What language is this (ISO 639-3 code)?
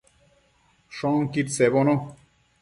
mcf